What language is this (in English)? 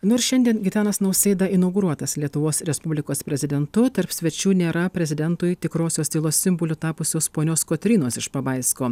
Lithuanian